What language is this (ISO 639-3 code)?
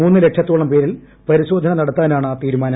mal